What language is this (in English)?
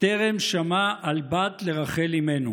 Hebrew